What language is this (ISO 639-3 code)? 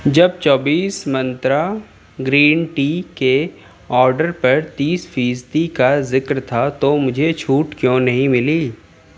urd